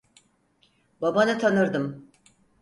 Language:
Turkish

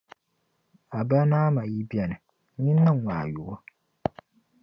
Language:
Dagbani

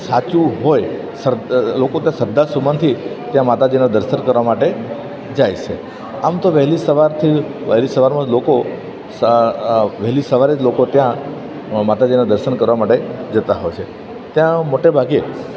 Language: Gujarati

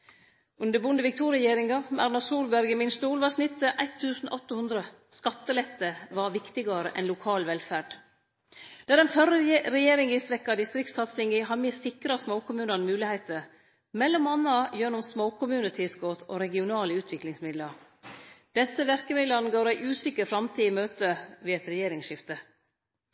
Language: Norwegian Nynorsk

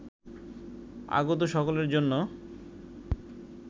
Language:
Bangla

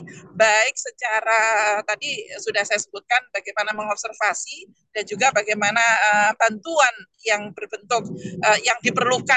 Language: Indonesian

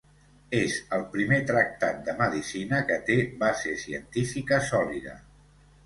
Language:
Catalan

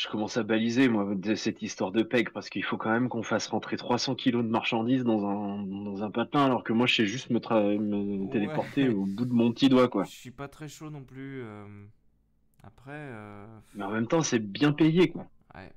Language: French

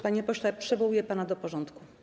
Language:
Polish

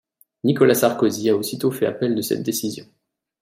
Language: French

